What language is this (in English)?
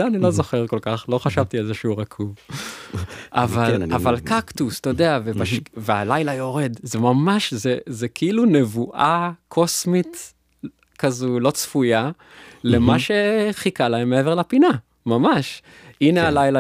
Hebrew